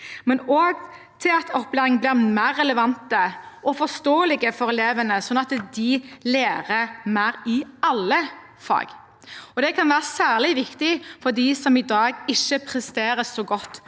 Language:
Norwegian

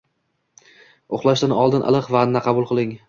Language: Uzbek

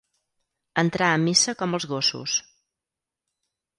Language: Catalan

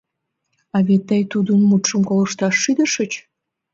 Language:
Mari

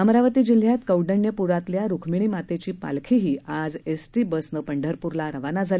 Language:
Marathi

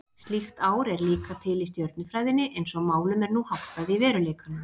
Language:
Icelandic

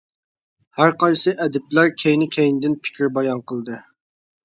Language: Uyghur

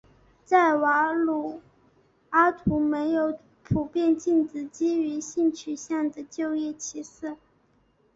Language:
Chinese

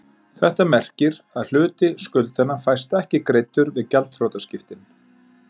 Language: Icelandic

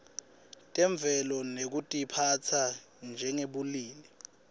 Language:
Swati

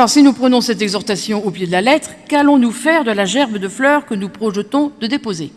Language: French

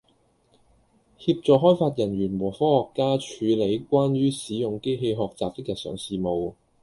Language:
Cantonese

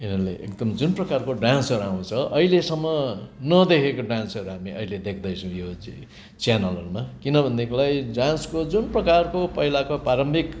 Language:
Nepali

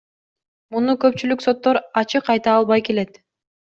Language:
Kyrgyz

